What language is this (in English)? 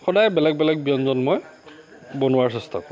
Assamese